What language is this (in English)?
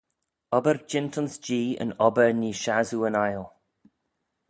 Manx